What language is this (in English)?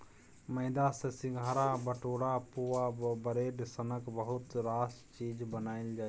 Maithili